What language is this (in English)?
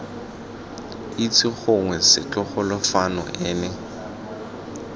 Tswana